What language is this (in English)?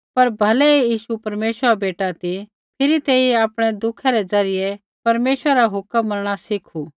Kullu Pahari